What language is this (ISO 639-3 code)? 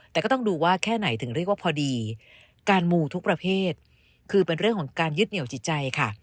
tha